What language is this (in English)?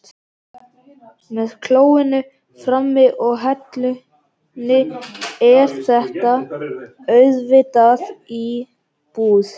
Icelandic